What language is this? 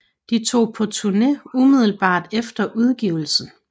Danish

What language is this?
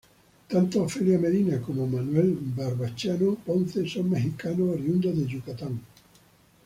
Spanish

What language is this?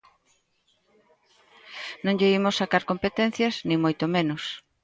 Galician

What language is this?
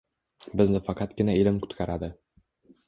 Uzbek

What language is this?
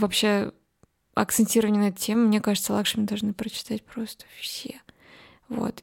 Russian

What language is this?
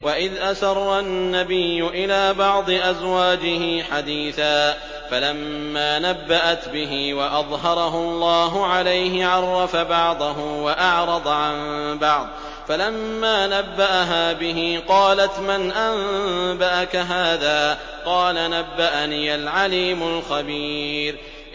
Arabic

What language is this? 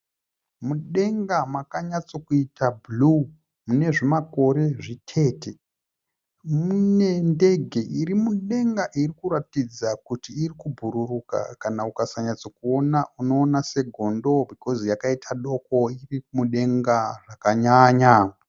Shona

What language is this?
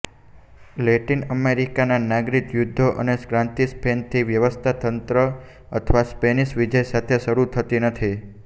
Gujarati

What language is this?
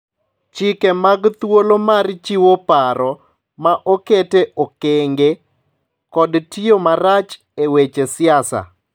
Luo (Kenya and Tanzania)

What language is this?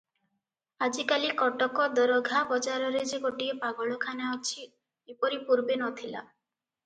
Odia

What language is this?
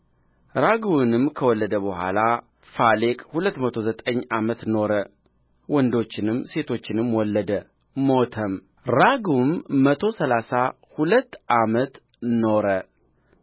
Amharic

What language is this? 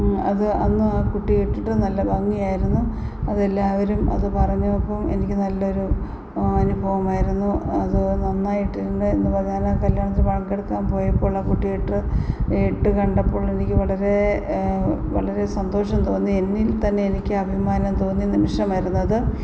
Malayalam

